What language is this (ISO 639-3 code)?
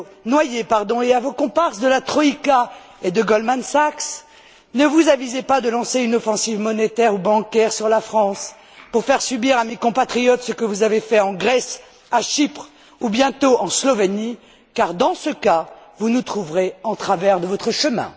fra